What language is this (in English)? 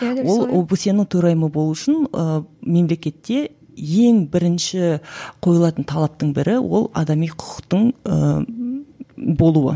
Kazakh